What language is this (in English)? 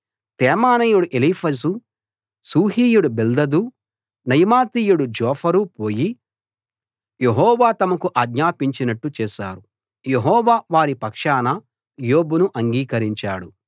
Telugu